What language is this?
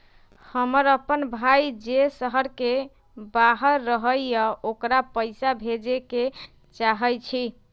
Magahi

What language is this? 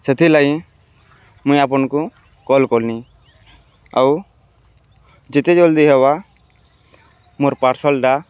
Odia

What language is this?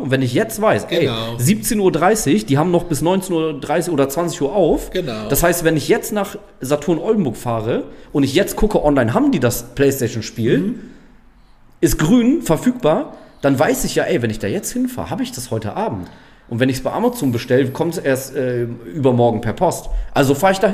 German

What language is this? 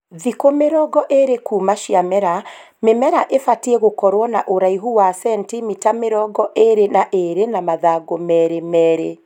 Kikuyu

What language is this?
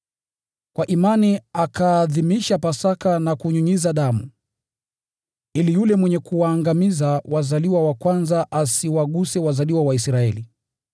Swahili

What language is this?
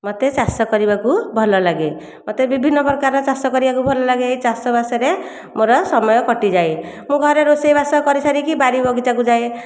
Odia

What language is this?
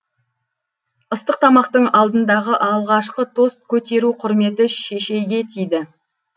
Kazakh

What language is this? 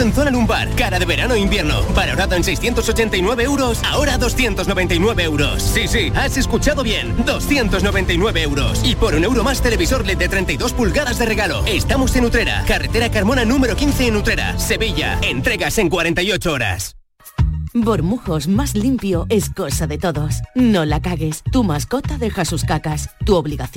Spanish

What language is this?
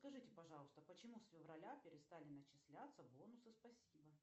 Russian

